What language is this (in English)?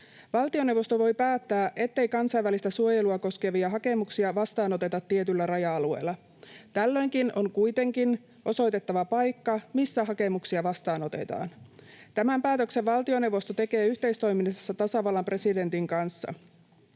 Finnish